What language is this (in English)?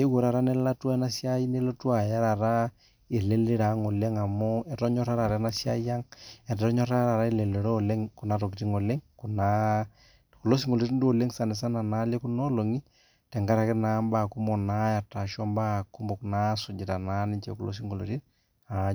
Masai